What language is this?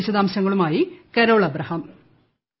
Malayalam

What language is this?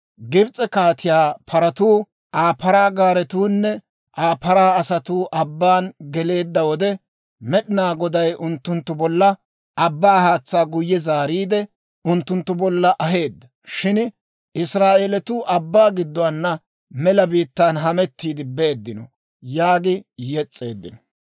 Dawro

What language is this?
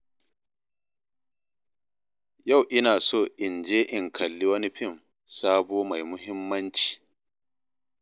Hausa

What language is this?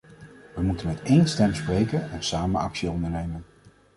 Dutch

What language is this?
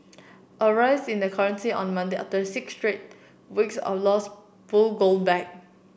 English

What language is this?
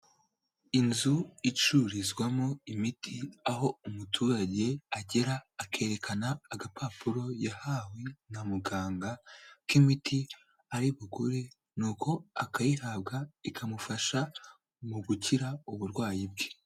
Kinyarwanda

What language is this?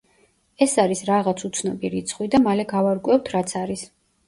Georgian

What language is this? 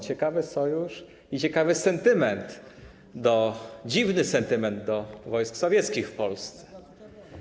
Polish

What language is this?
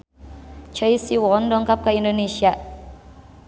Sundanese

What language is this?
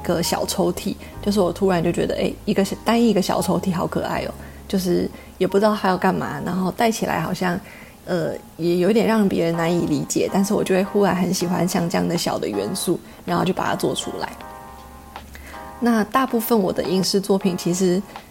Chinese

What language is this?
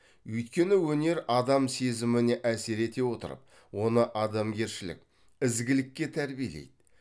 Kazakh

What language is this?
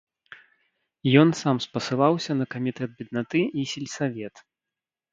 Belarusian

